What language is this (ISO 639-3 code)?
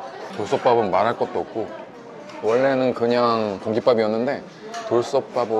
kor